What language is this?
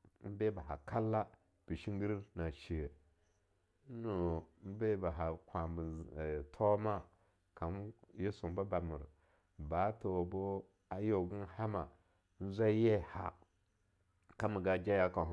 Longuda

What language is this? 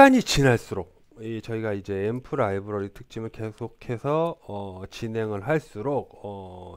Korean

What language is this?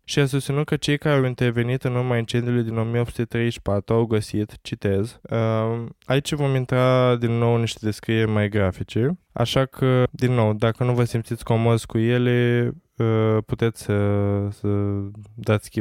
Romanian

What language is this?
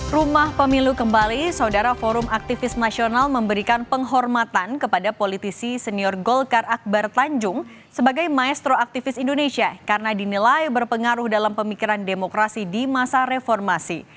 Indonesian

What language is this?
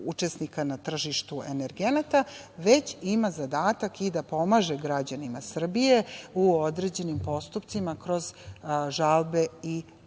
Serbian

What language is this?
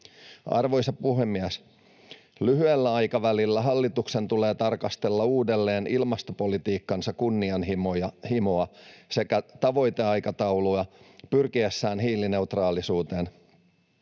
Finnish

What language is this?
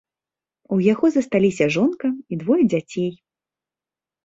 Belarusian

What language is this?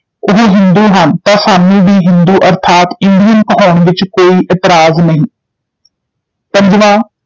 Punjabi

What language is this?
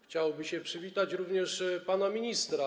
Polish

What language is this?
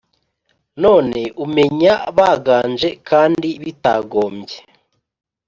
Kinyarwanda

